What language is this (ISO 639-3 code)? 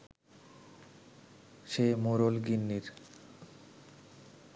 ben